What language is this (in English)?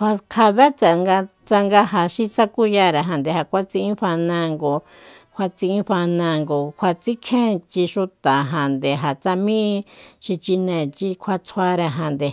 Soyaltepec Mazatec